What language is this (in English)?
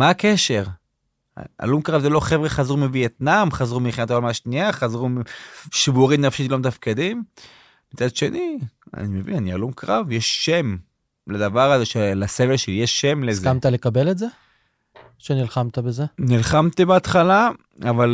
Hebrew